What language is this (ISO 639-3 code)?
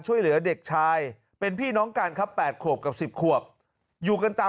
tha